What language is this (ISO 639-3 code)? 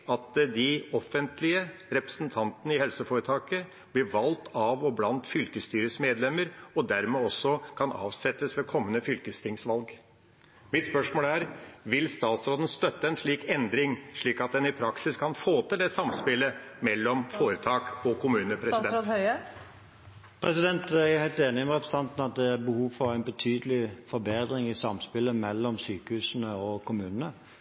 nob